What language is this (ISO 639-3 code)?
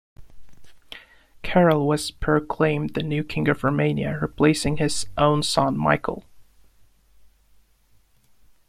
eng